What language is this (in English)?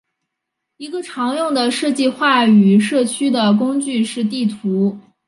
Chinese